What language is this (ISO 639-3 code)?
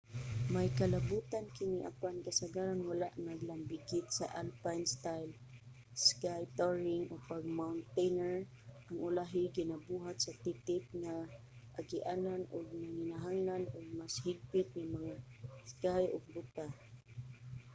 ceb